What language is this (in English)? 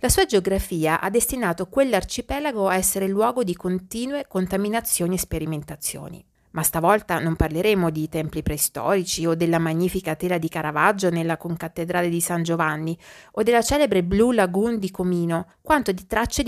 Italian